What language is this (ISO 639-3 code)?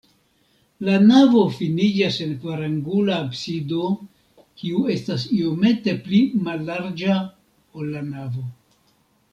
epo